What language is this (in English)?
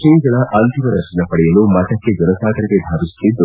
Kannada